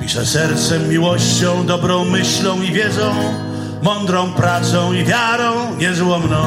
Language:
Polish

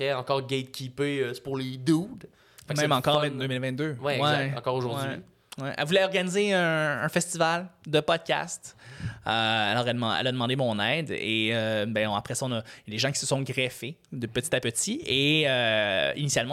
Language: French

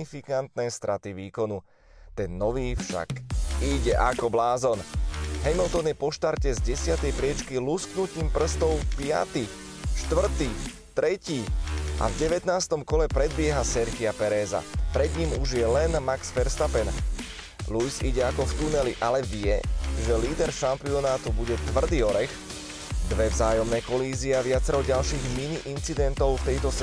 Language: Slovak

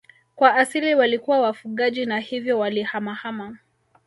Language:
Swahili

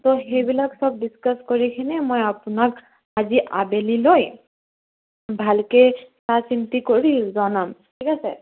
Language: Assamese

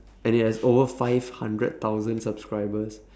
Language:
English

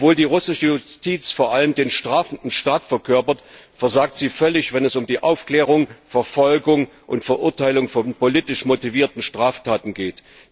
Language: German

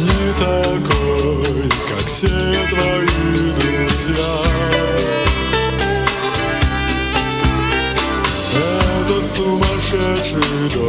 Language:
Russian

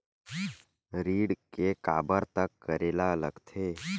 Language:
Chhattisgarhi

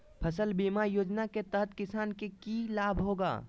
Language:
Magahi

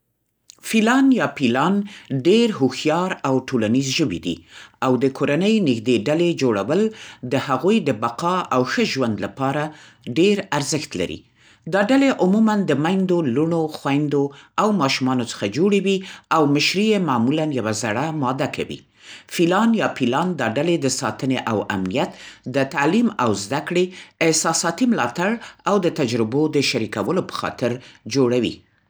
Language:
Central Pashto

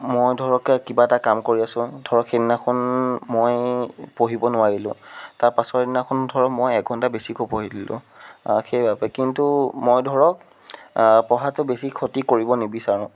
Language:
Assamese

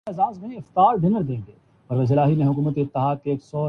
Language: Urdu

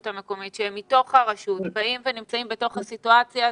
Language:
Hebrew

